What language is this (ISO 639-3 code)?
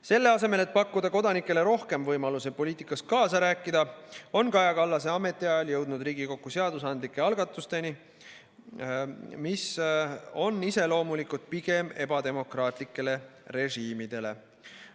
est